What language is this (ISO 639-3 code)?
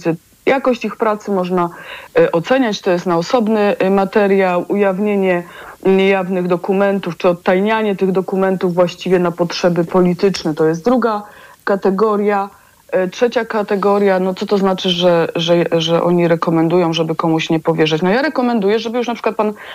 pol